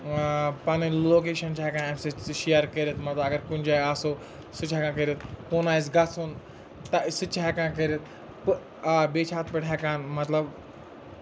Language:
Kashmiri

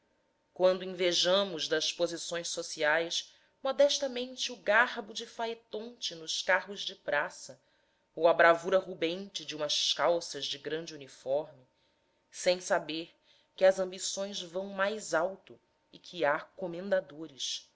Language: Portuguese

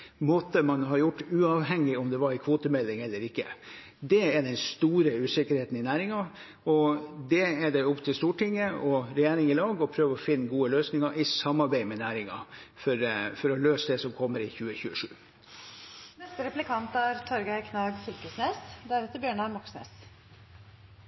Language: Norwegian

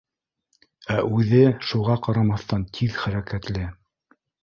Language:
Bashkir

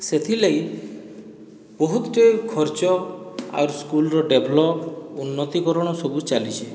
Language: Odia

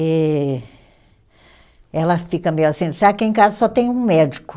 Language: Portuguese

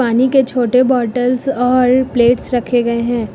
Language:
Hindi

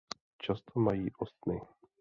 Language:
Czech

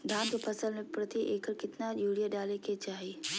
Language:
Magahi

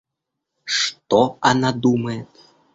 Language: Russian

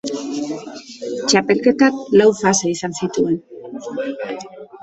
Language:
Basque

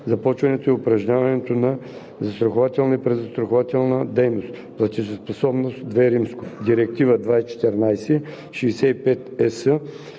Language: Bulgarian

